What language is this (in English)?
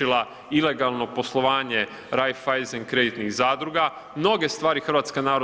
Croatian